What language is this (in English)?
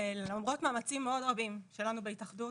Hebrew